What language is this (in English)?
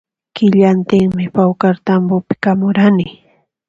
Puno Quechua